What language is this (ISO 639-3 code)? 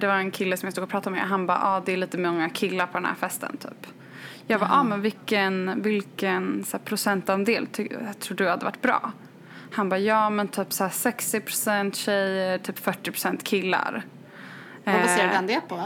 swe